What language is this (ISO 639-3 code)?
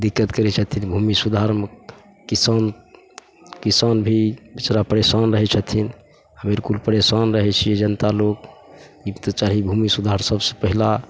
mai